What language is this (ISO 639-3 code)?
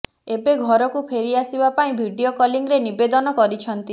ori